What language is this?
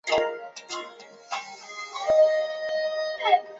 Chinese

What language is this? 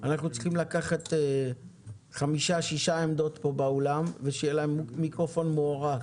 Hebrew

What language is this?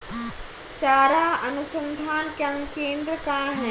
Hindi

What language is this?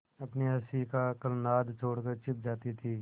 Hindi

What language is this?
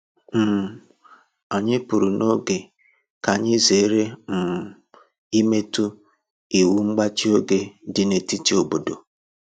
Igbo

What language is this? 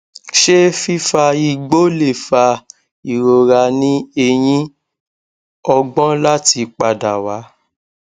Yoruba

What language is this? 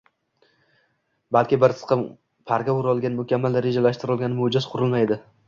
Uzbek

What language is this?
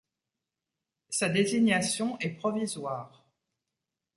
French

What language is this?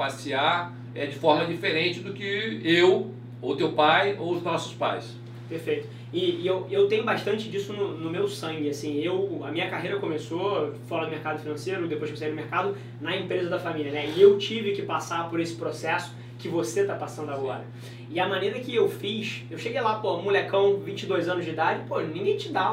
Portuguese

